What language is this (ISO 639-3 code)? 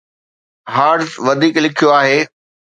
snd